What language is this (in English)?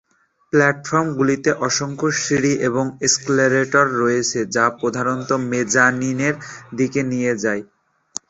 Bangla